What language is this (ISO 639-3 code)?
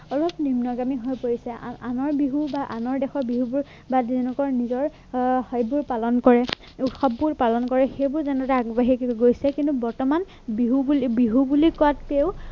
asm